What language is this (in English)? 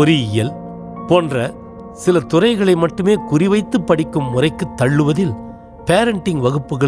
Tamil